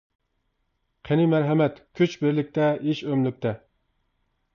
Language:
Uyghur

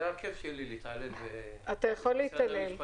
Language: Hebrew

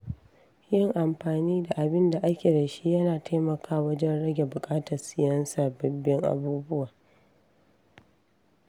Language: Hausa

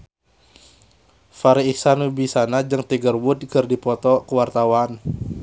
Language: Sundanese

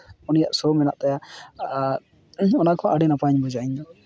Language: Santali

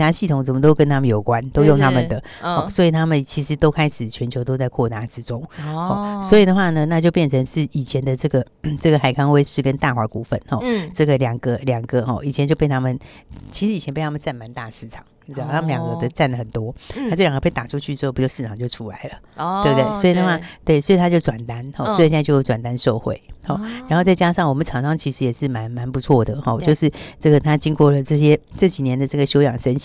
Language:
Chinese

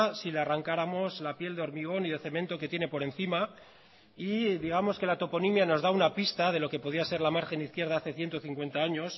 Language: Spanish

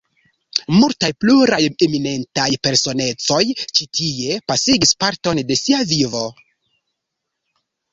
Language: Esperanto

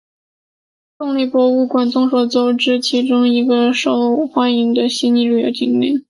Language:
Chinese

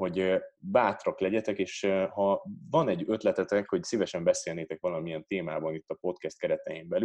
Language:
Hungarian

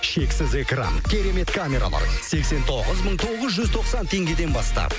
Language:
Kazakh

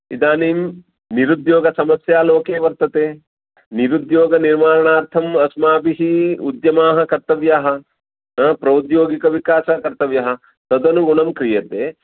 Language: Sanskrit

